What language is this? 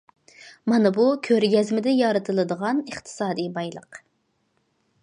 Uyghur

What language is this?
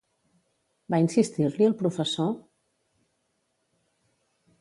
Catalan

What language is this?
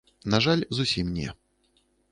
Belarusian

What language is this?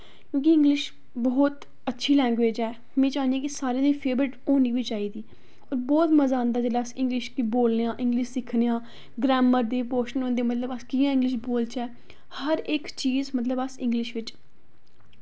Dogri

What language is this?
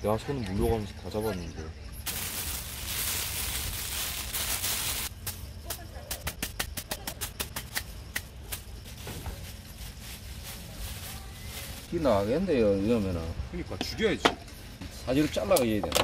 Korean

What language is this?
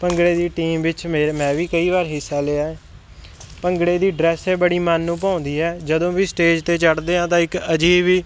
Punjabi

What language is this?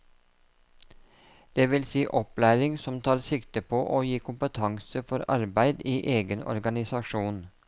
Norwegian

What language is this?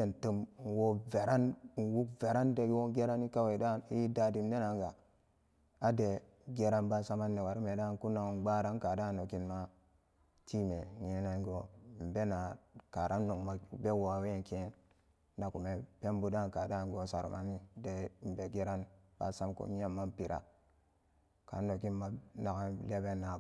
Samba Daka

